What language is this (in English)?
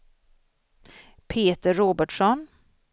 Swedish